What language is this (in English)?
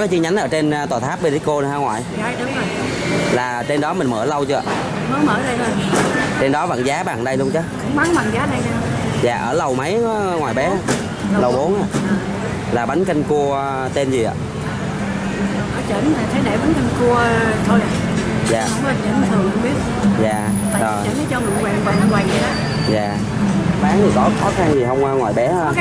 Vietnamese